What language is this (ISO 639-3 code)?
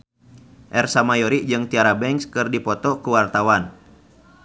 sun